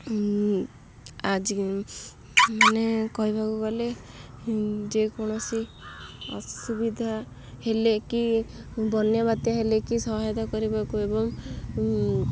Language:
Odia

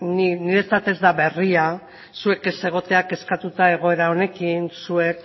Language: Basque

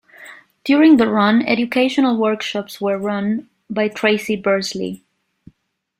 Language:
English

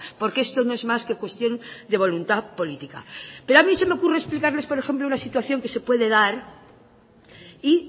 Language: Spanish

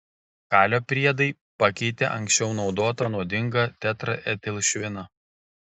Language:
Lithuanian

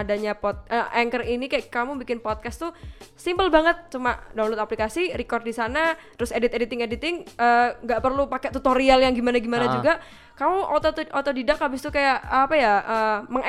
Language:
Indonesian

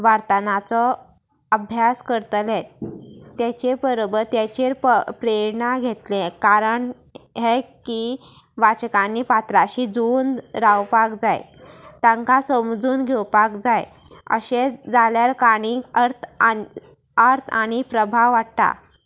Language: Konkani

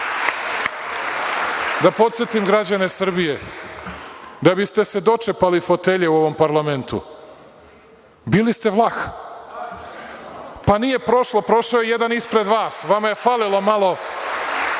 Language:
Serbian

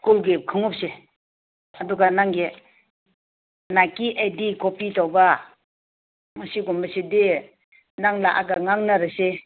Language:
Manipuri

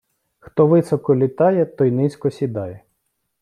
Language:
Ukrainian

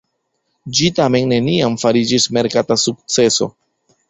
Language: Esperanto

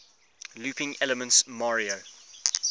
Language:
English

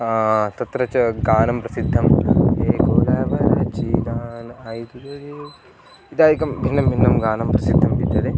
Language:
Sanskrit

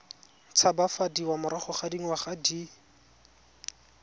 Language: Tswana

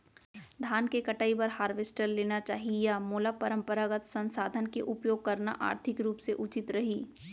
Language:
Chhattisgarhi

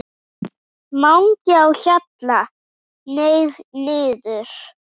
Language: Icelandic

